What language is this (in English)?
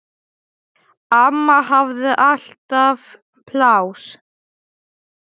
Icelandic